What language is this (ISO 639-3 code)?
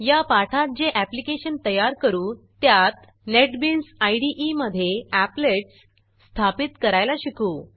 mar